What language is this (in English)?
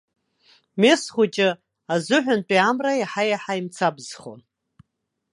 Abkhazian